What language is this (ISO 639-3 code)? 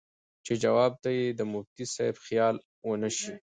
pus